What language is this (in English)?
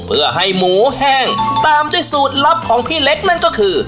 Thai